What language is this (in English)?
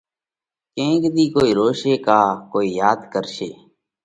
Parkari Koli